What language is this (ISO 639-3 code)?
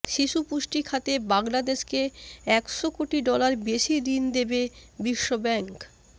ben